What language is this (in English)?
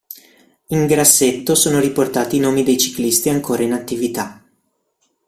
Italian